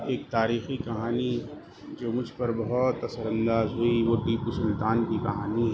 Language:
Urdu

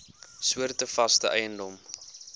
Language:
Afrikaans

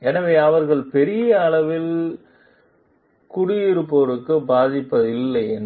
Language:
Tamil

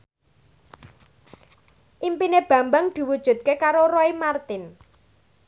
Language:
Javanese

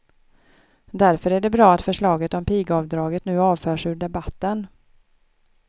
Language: Swedish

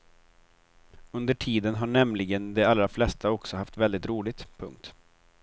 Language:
Swedish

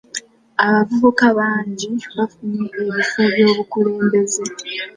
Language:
Ganda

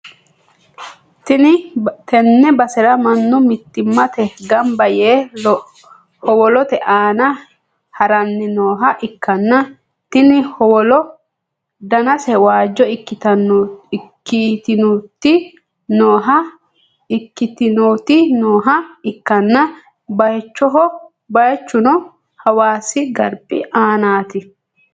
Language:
Sidamo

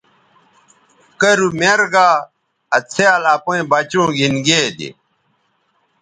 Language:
Bateri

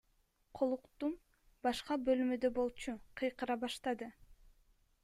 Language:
Kyrgyz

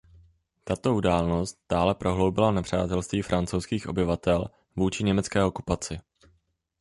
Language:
Czech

